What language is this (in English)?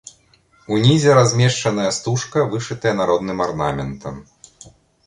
Belarusian